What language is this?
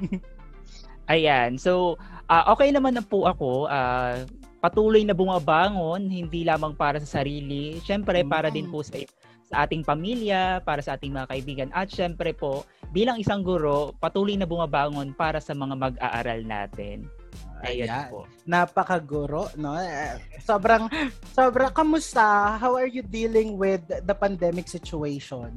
Filipino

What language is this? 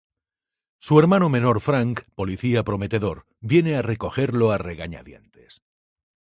Spanish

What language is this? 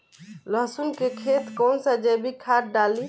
Bhojpuri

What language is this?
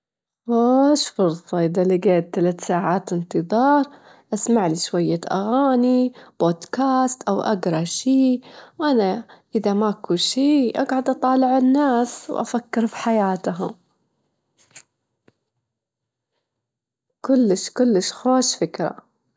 Gulf Arabic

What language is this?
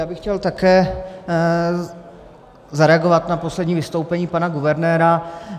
Czech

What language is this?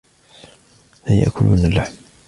Arabic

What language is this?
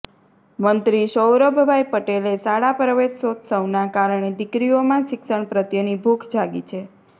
Gujarati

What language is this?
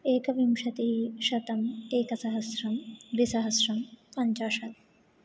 Sanskrit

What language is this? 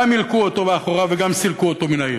Hebrew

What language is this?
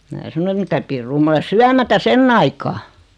Finnish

